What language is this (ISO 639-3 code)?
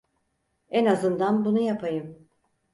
tur